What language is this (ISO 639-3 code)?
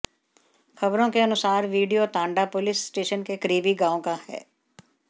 hin